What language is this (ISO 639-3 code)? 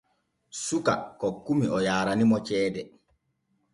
fue